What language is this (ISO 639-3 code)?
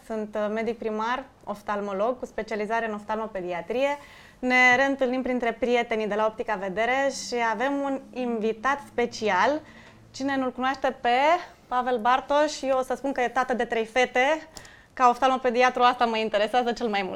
ron